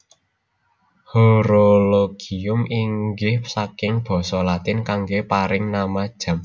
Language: Javanese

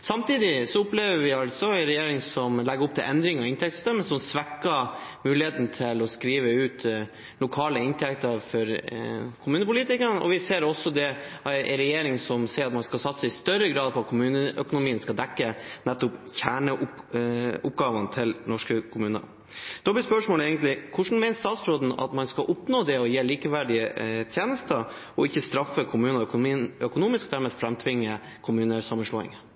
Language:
Norwegian Bokmål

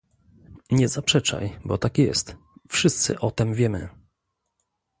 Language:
Polish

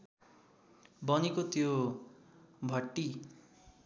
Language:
Nepali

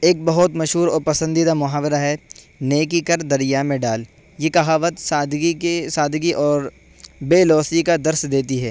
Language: Urdu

